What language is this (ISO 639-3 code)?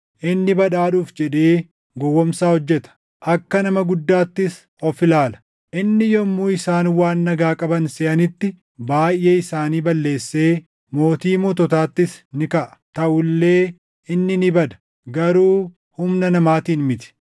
orm